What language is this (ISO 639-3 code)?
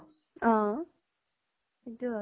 asm